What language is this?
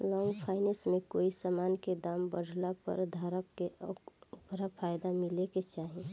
Bhojpuri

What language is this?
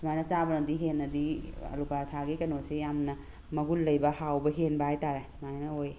Manipuri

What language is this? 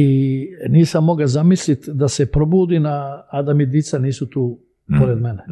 Croatian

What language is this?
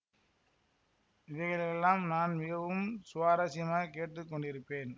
Tamil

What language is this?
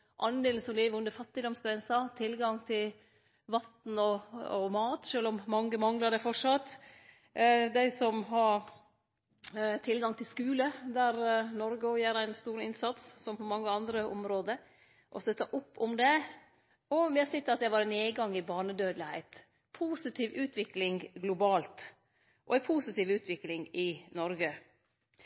Norwegian Nynorsk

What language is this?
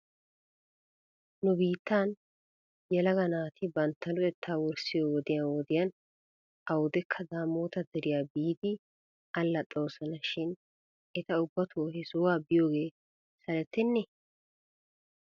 Wolaytta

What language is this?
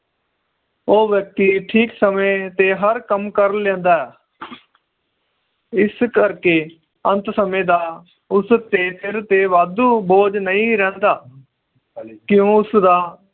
Punjabi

